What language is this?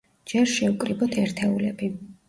Georgian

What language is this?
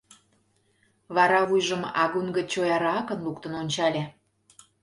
Mari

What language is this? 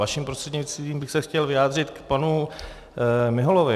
Czech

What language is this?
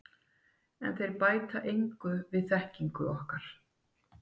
Icelandic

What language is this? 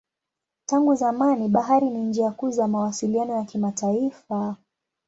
Swahili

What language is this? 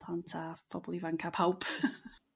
Welsh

